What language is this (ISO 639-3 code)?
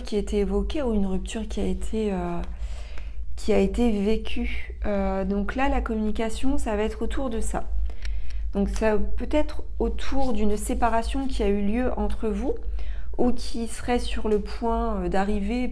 fra